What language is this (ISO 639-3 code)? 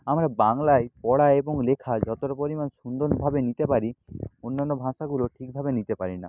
ben